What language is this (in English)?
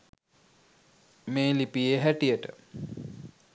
Sinhala